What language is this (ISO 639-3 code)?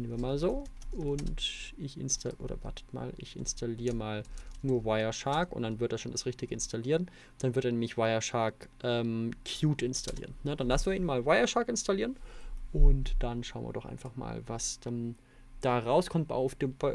deu